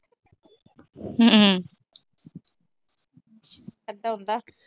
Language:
Punjabi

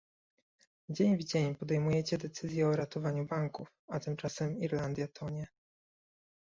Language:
Polish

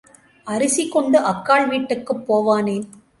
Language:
Tamil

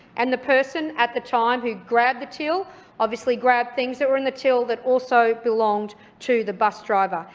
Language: English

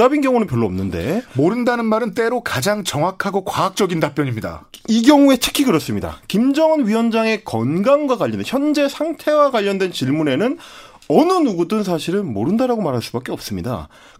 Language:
Korean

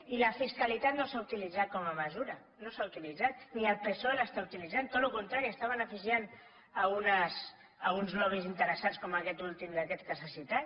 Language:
Catalan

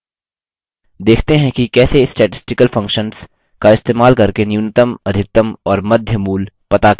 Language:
Hindi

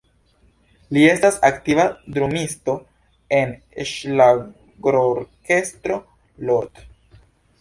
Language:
Esperanto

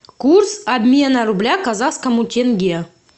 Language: Russian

